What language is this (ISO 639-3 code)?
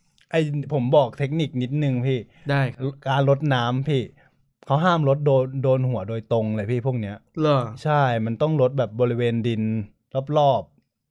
tha